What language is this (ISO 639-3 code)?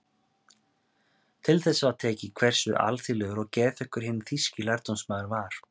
isl